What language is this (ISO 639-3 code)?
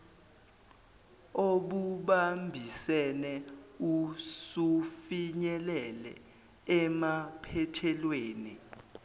zul